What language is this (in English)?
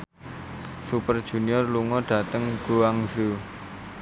Javanese